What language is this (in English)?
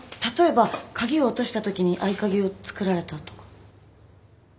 Japanese